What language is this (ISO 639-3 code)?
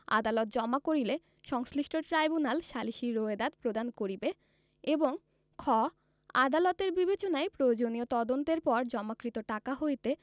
ben